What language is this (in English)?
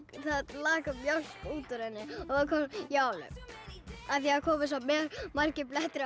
Icelandic